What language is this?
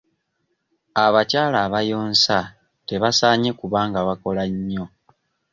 Ganda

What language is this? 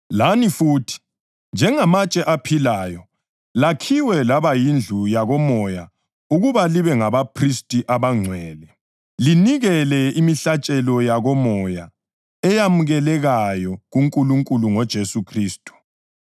North Ndebele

